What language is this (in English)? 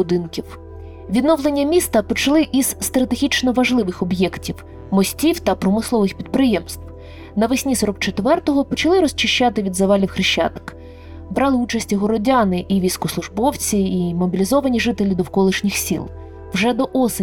Ukrainian